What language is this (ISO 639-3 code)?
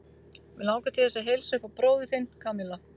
isl